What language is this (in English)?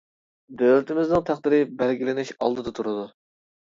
Uyghur